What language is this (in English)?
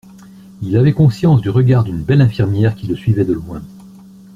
French